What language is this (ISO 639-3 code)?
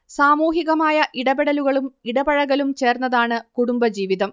mal